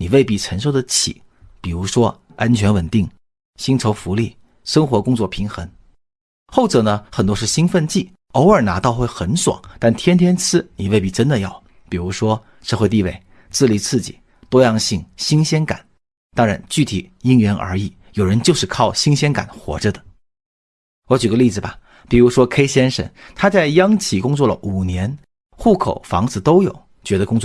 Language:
Chinese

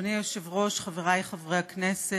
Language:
Hebrew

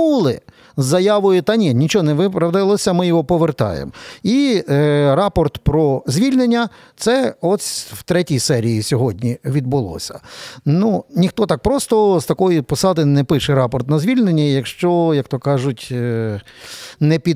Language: Ukrainian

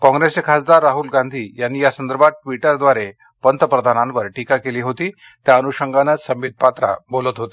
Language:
Marathi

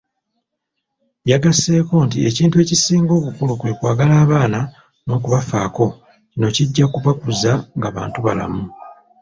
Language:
Ganda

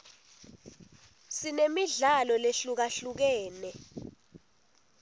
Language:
Swati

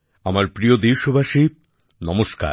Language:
Bangla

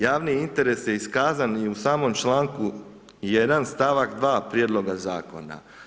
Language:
Croatian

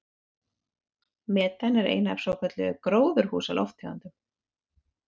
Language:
Icelandic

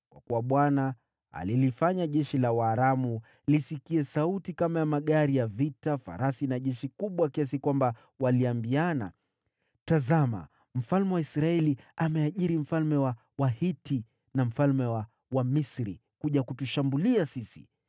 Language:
Swahili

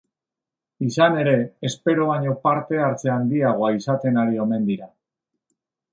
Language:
Basque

